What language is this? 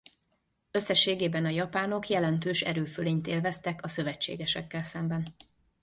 Hungarian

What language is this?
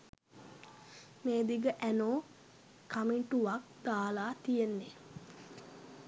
Sinhala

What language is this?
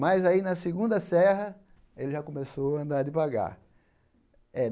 Portuguese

